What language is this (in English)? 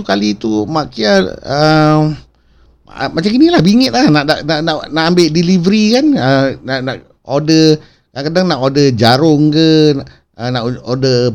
Malay